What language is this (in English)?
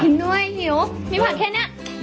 Thai